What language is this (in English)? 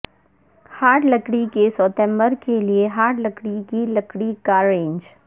Urdu